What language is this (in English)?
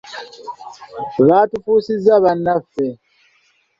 Ganda